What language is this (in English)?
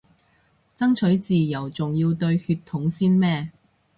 Cantonese